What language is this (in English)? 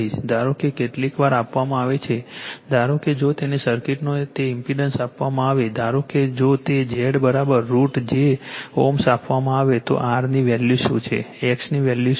Gujarati